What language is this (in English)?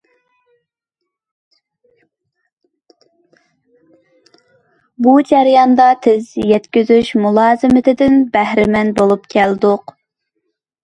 Uyghur